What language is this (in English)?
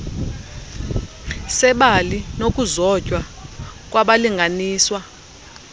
Xhosa